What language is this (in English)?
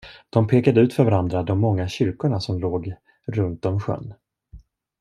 Swedish